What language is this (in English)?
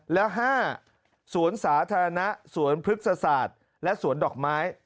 Thai